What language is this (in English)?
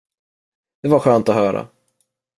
Swedish